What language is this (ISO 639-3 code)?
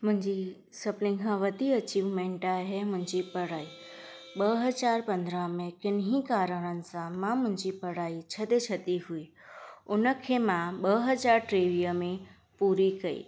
snd